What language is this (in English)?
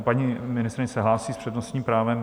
Czech